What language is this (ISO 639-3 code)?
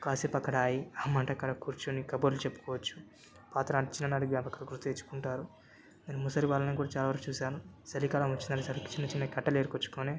tel